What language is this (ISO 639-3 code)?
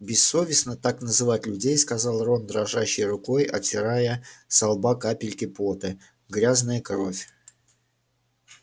rus